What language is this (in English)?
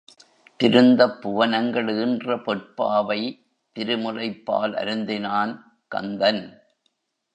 Tamil